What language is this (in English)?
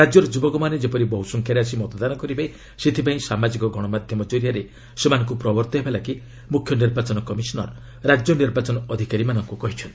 Odia